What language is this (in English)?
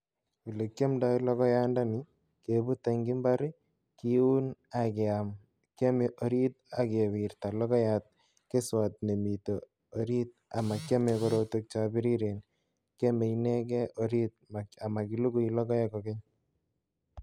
Kalenjin